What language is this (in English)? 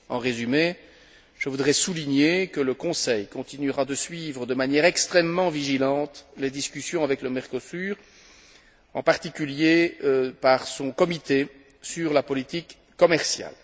French